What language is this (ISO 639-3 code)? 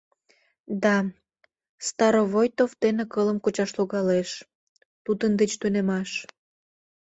chm